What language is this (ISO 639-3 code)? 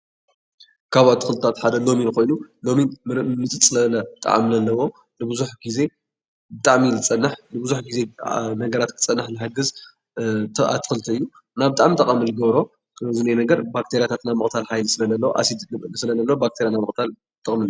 tir